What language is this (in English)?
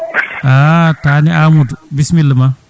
Fula